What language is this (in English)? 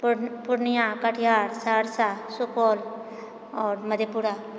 Maithili